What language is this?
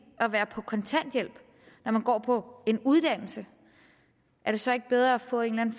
Danish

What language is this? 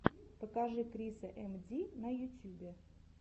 Russian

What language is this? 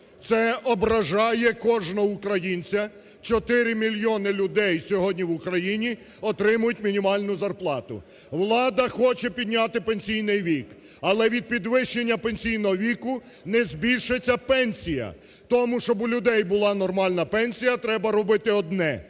Ukrainian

